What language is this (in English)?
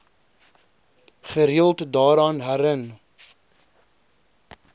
Afrikaans